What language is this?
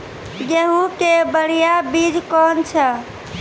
Maithili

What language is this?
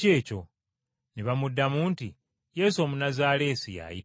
Ganda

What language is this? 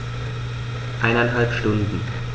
German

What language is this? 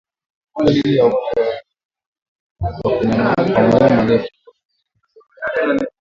Swahili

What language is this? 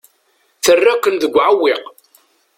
Kabyle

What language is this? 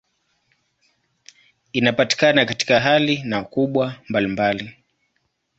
Swahili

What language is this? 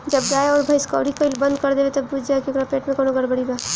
Bhojpuri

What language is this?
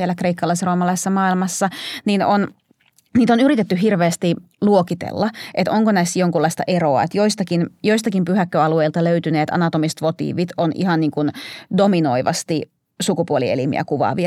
Finnish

